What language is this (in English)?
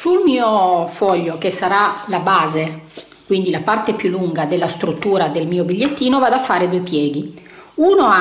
Italian